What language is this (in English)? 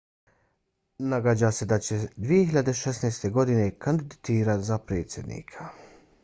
Bosnian